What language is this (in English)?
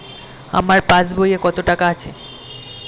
Bangla